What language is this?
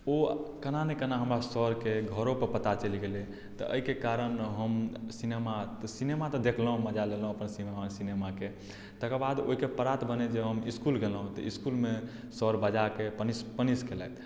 Maithili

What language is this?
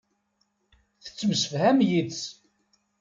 Kabyle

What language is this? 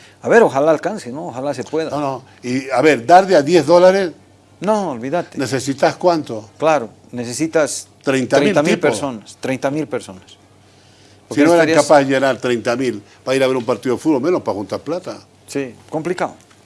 Spanish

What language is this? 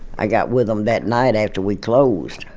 English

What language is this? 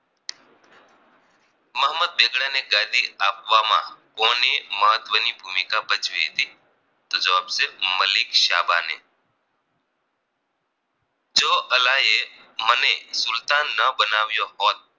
Gujarati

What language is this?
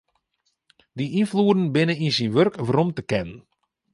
Western Frisian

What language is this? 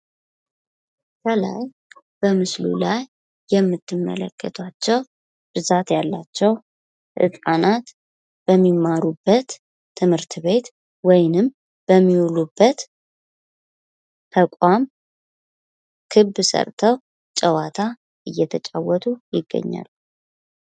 Amharic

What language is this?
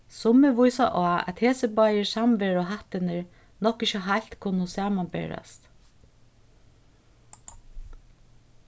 Faroese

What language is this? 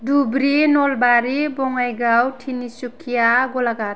Bodo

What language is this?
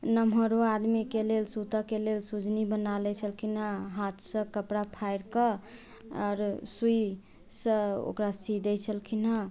Maithili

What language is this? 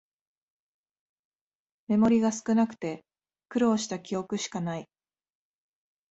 Japanese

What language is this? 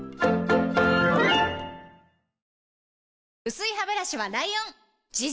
Japanese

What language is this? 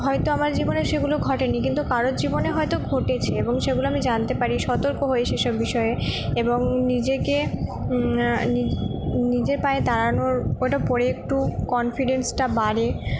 Bangla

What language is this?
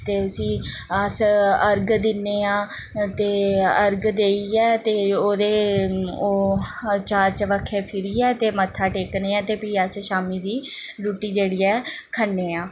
Dogri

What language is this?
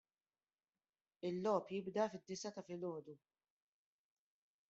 Maltese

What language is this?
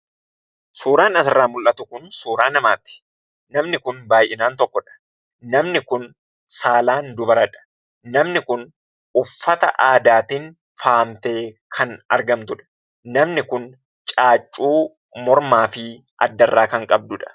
Oromo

